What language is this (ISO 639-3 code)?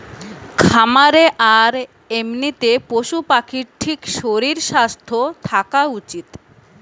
ben